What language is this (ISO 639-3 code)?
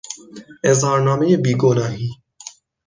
fas